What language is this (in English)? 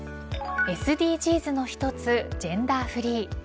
Japanese